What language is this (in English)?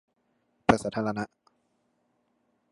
Thai